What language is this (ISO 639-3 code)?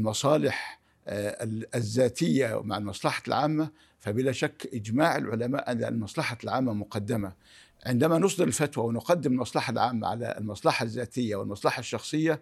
ara